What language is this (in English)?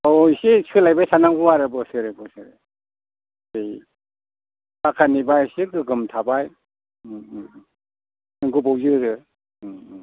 Bodo